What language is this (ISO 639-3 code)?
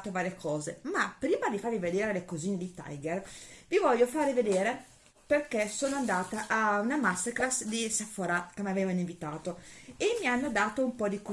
ita